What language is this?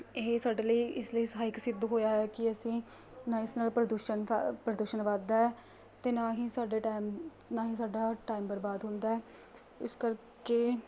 Punjabi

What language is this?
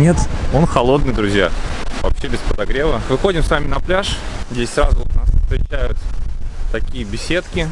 Russian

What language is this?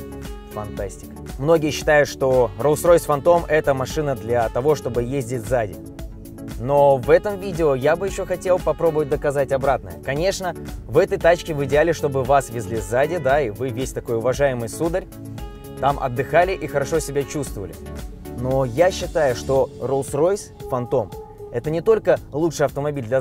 Russian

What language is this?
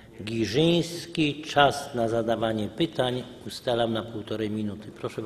Polish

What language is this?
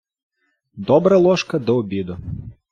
Ukrainian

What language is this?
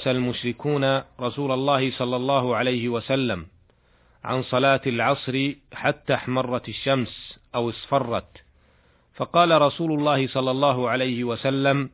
Arabic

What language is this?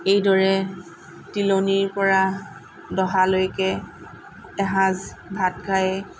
Assamese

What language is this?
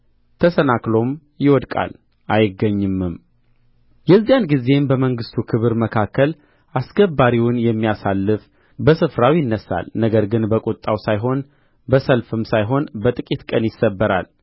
Amharic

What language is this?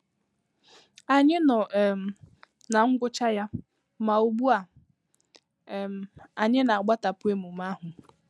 Igbo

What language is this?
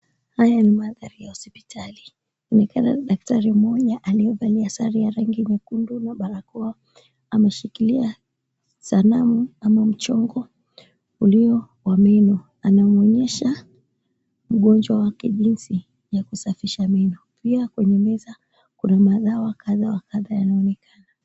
Swahili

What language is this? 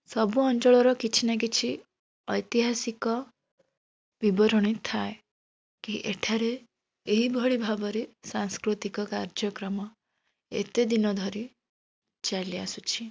Odia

